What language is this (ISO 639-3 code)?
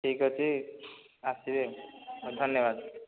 ori